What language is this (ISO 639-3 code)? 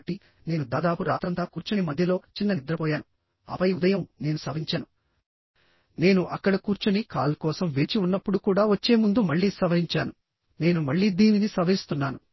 tel